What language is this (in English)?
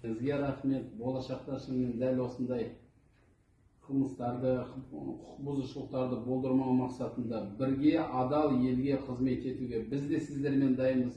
Turkish